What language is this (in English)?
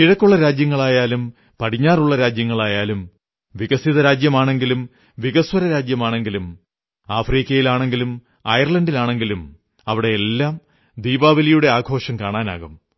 Malayalam